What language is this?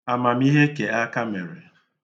Igbo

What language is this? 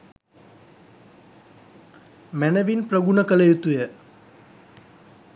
Sinhala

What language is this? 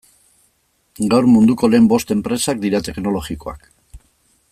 Basque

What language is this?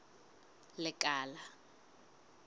Southern Sotho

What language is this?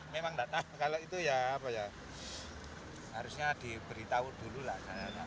Indonesian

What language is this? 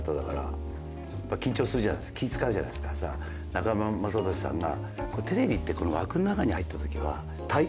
Japanese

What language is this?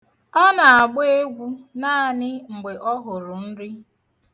Igbo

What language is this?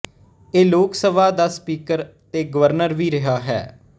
Punjabi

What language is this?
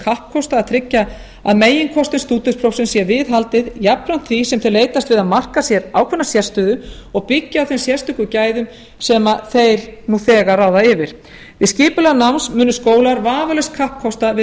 Icelandic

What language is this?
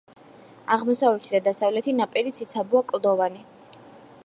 Georgian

